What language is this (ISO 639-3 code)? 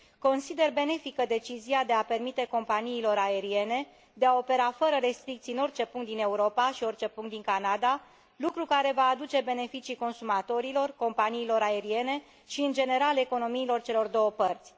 ron